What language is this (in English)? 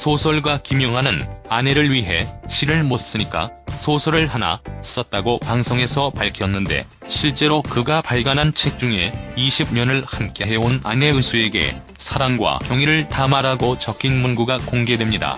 Korean